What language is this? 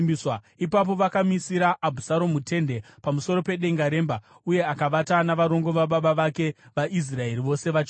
Shona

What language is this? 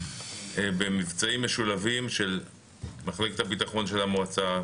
Hebrew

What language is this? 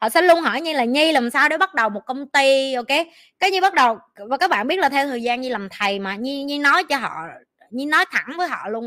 Vietnamese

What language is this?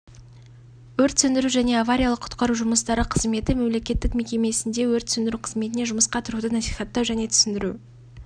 Kazakh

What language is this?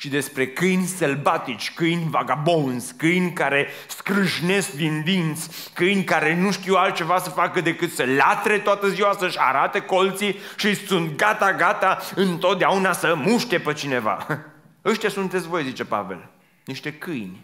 Romanian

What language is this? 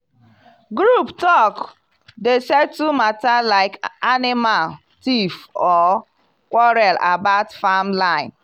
Nigerian Pidgin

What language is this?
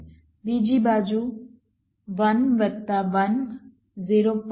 Gujarati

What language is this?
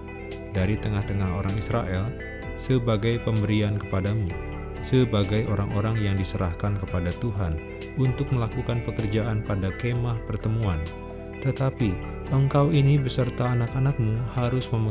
Indonesian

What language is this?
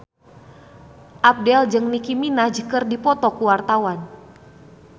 Sundanese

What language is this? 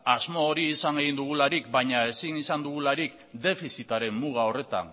Basque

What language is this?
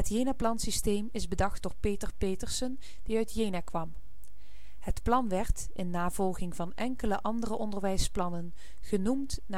Dutch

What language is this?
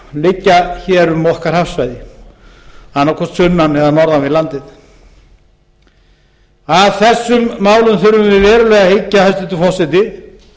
Icelandic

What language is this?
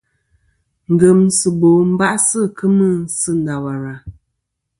Kom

